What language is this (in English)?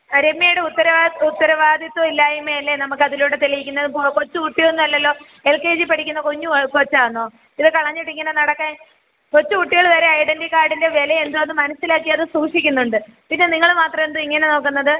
Malayalam